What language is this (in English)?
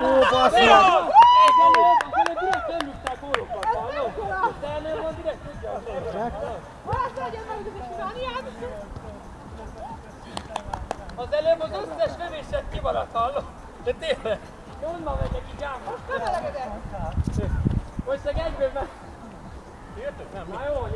Hungarian